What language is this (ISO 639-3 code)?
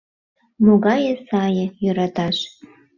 chm